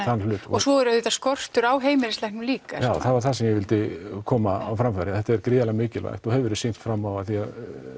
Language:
Icelandic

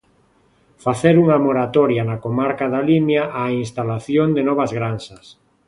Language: Galician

